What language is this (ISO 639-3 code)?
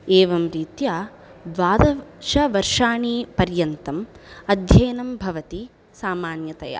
san